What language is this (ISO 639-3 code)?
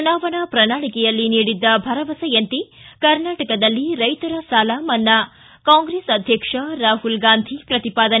kan